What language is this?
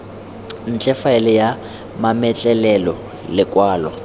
Tswana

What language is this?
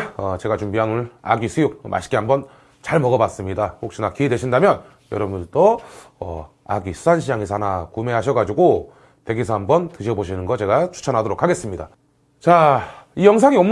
Korean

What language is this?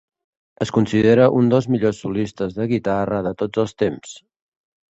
Catalan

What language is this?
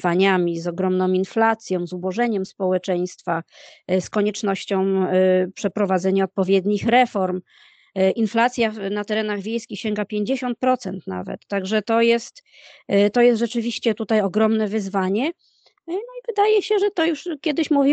Polish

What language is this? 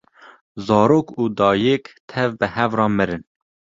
Kurdish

